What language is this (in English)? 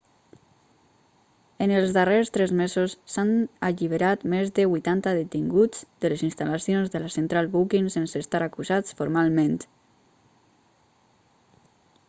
Catalan